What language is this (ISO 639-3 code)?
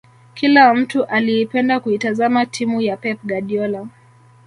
swa